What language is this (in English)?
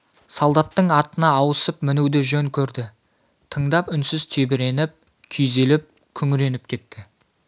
Kazakh